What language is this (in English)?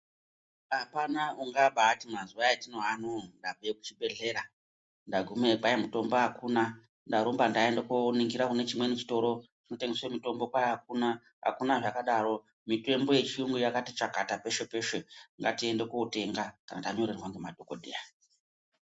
Ndau